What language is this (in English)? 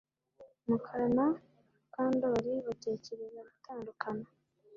Kinyarwanda